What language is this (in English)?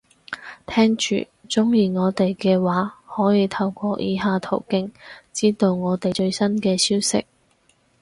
Cantonese